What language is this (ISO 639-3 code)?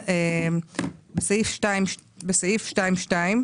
heb